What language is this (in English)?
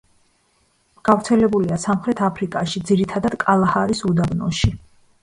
Georgian